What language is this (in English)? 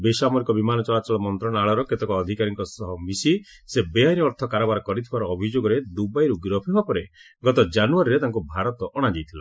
Odia